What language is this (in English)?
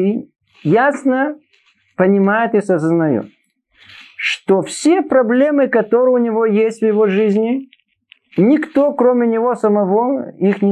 Russian